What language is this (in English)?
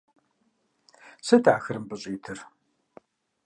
Kabardian